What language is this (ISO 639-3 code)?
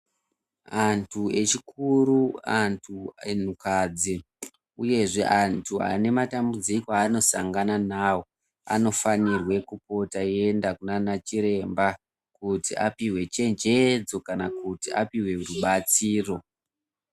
ndc